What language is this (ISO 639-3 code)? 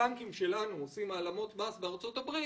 heb